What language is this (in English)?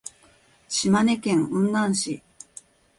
Japanese